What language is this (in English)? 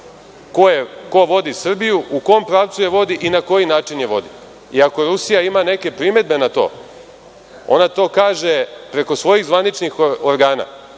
Serbian